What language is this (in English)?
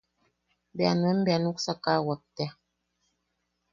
Yaqui